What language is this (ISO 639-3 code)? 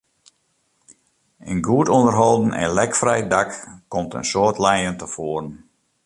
fry